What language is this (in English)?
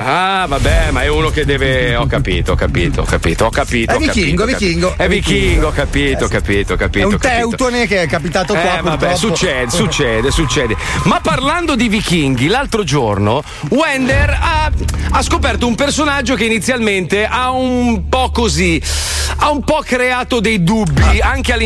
Italian